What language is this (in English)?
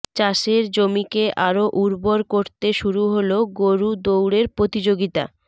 Bangla